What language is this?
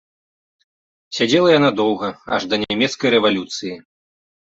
Belarusian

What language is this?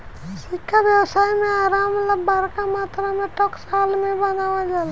Bhojpuri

